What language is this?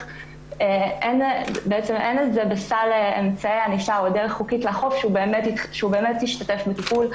Hebrew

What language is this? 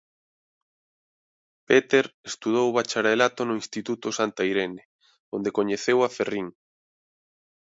Galician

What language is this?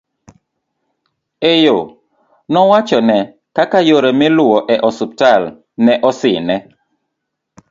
Luo (Kenya and Tanzania)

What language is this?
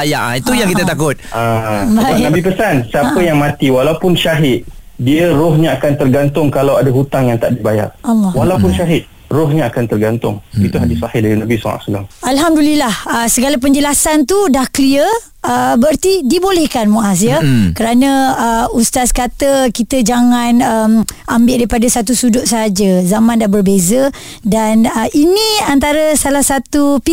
Malay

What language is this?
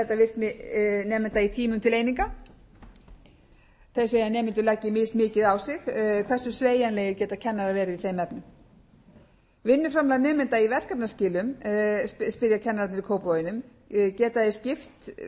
Icelandic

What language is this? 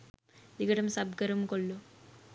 Sinhala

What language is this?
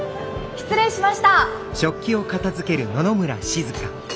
Japanese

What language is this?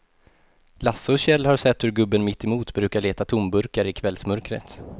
Swedish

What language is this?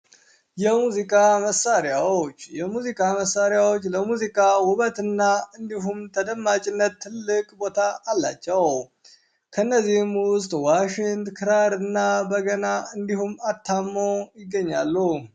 Amharic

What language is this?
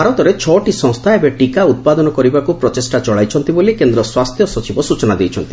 Odia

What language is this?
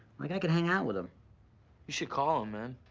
English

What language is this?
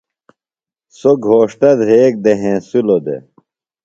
Phalura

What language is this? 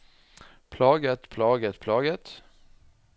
Norwegian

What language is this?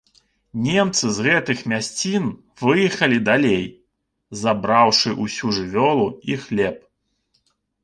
Belarusian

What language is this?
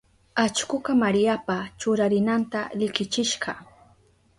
Southern Pastaza Quechua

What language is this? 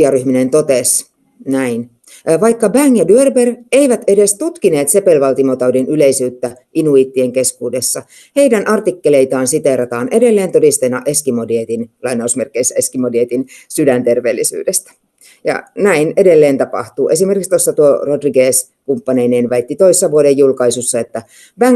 Finnish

